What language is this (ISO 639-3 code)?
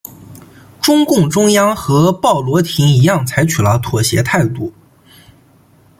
zho